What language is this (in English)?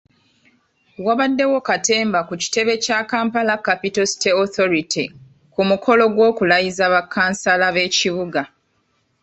Ganda